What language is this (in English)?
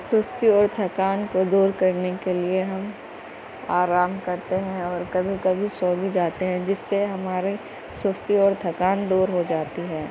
Urdu